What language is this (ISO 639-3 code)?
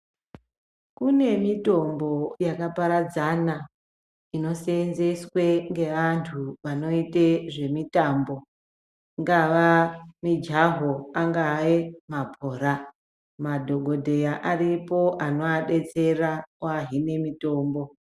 ndc